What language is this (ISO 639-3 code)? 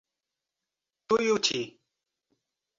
por